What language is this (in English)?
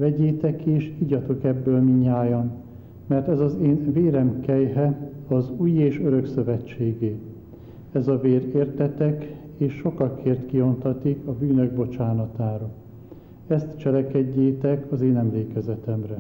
Hungarian